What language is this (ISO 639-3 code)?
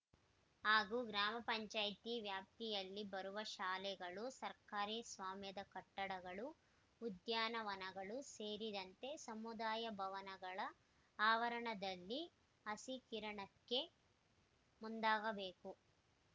kan